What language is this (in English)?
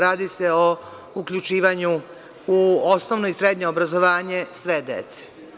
Serbian